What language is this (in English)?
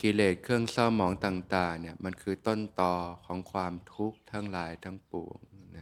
Thai